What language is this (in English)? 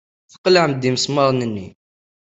Kabyle